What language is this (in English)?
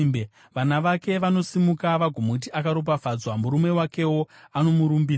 Shona